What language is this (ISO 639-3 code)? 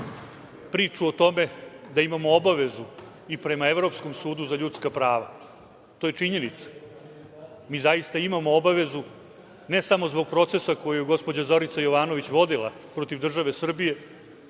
srp